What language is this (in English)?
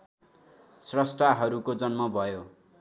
Nepali